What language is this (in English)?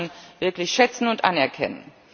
German